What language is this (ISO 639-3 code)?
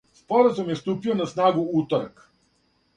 srp